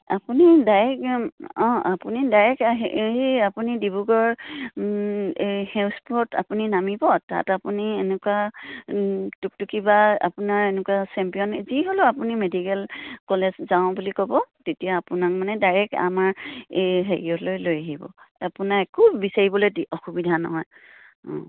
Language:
Assamese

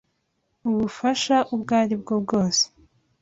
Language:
Kinyarwanda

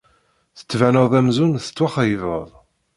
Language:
Kabyle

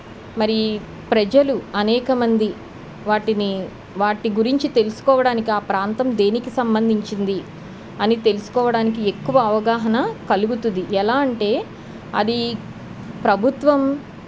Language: Telugu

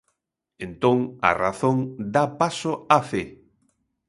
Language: Galician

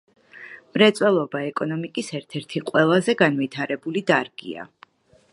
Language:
Georgian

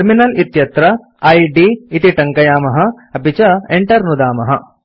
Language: Sanskrit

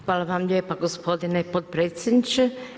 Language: Croatian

